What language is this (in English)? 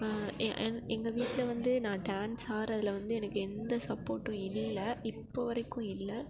Tamil